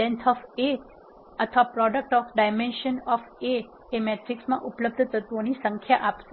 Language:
Gujarati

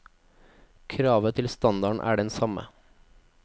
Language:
Norwegian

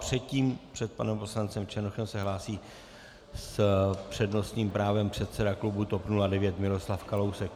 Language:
Czech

